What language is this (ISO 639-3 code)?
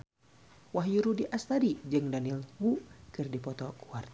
sun